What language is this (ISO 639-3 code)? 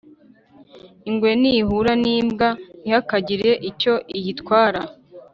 kin